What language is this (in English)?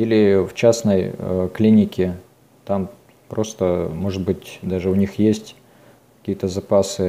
Russian